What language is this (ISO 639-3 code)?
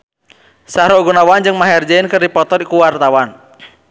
sun